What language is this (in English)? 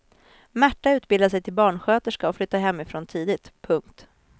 Swedish